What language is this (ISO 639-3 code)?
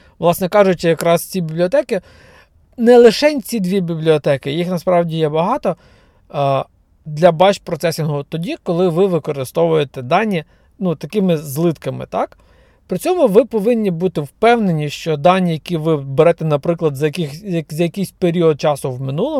ukr